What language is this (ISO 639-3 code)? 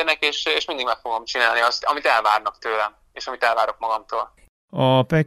hun